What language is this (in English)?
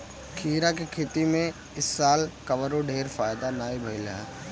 Bhojpuri